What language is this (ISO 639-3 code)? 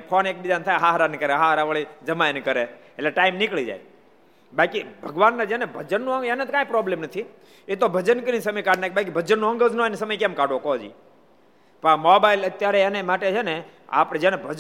guj